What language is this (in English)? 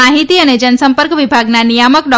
Gujarati